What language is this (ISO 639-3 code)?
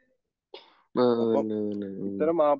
mal